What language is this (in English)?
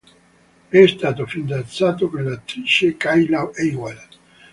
Italian